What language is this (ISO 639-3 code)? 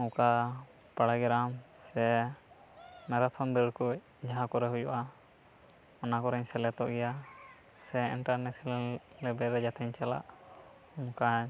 sat